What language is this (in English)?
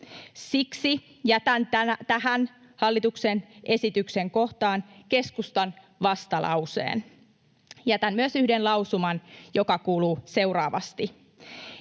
Finnish